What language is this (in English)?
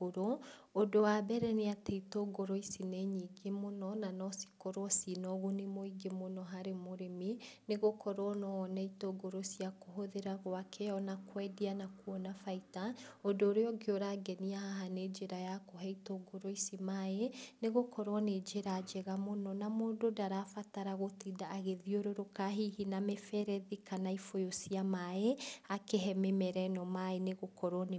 Kikuyu